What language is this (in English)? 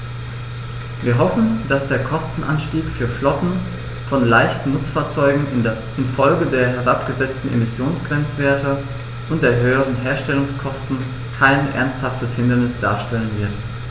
German